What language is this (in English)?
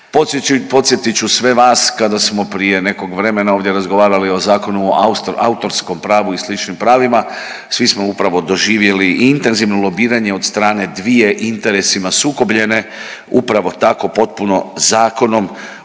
Croatian